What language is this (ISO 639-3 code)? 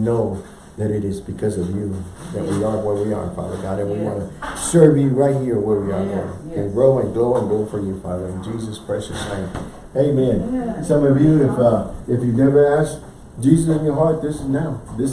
eng